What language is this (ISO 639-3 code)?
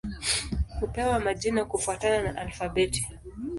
swa